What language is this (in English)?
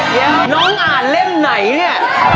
Thai